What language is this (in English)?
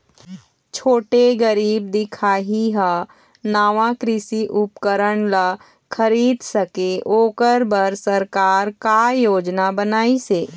Chhattisgarhi